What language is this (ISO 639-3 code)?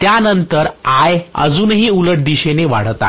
mar